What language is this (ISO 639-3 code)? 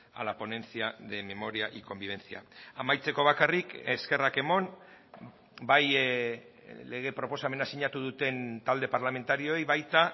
eus